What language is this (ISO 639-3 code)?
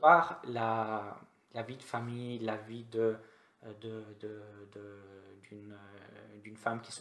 fra